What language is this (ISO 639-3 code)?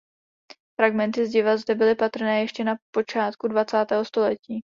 ces